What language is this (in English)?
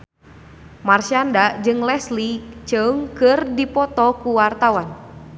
Sundanese